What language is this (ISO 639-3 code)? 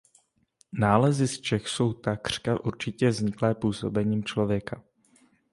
ces